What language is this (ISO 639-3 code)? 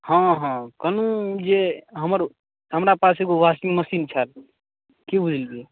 mai